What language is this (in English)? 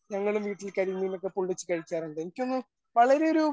Malayalam